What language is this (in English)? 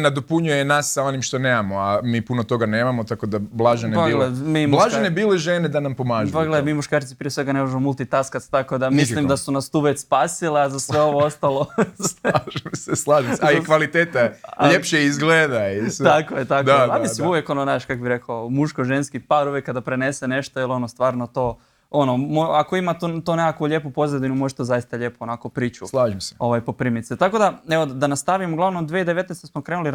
Croatian